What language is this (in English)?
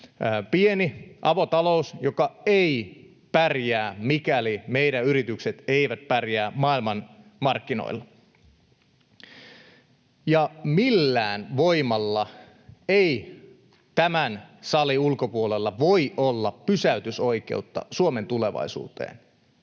Finnish